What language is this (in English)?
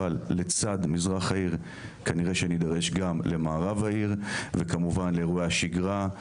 Hebrew